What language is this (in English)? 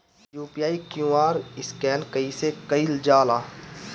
Bhojpuri